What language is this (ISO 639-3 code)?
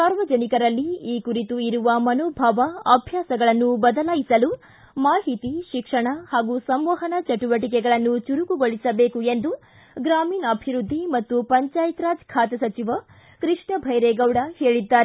kan